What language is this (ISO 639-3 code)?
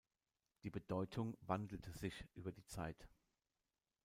deu